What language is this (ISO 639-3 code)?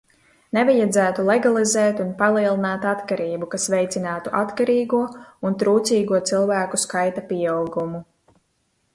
lav